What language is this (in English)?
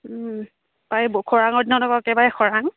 Assamese